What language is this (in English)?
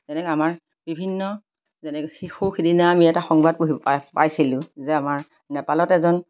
Assamese